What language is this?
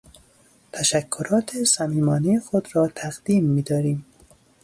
Persian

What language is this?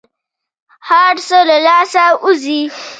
Pashto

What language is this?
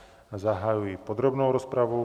Czech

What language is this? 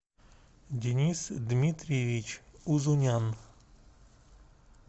Russian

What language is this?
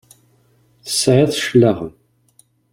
Kabyle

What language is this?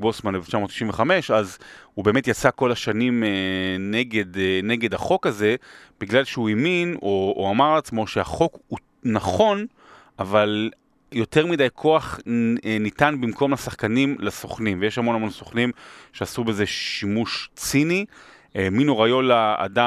Hebrew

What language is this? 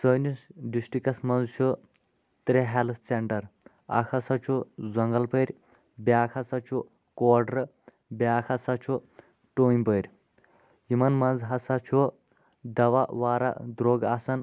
Kashmiri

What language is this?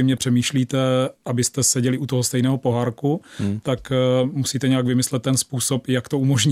Czech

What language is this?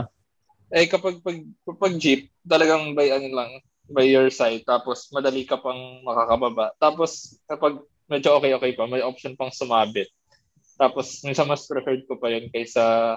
Filipino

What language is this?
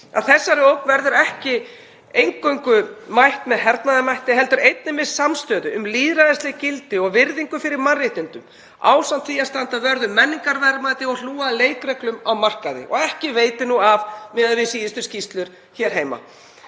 Icelandic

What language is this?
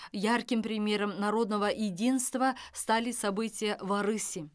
Kazakh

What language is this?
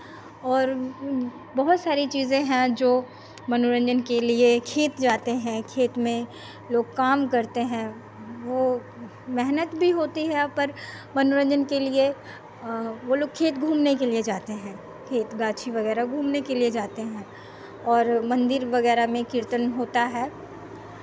Hindi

